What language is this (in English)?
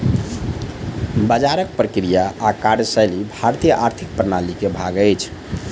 Maithili